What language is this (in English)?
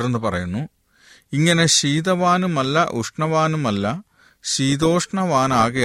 Malayalam